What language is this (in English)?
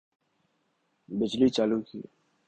Urdu